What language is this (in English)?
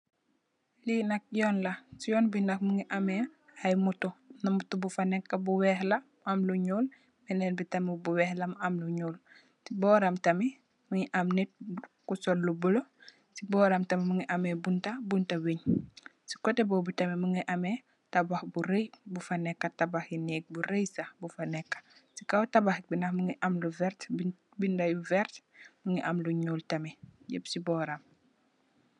Wolof